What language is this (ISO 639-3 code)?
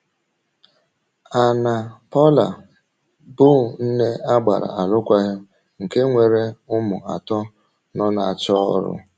ibo